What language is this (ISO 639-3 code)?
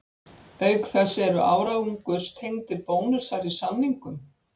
isl